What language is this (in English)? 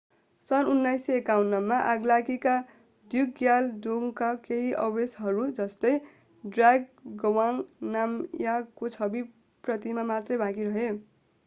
Nepali